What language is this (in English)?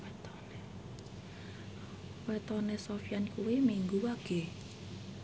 Javanese